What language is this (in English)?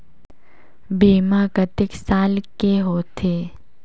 Chhattisgarhi